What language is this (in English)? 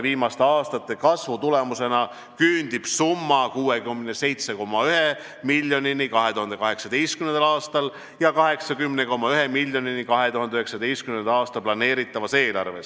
Estonian